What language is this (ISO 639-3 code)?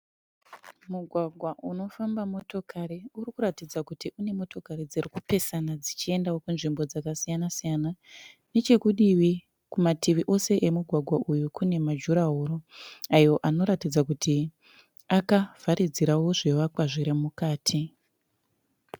sna